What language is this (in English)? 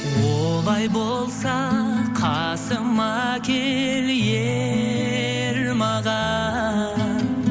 Kazakh